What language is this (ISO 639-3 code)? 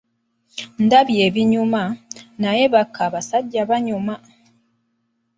lug